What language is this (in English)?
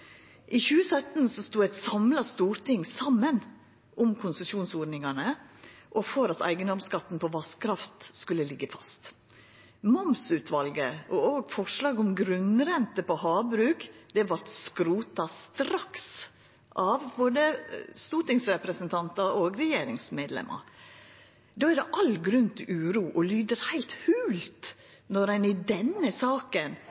Norwegian Nynorsk